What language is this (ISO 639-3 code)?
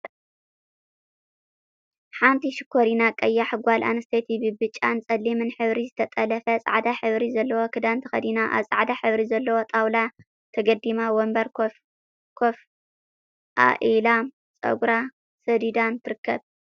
tir